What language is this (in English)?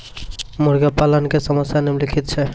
Maithili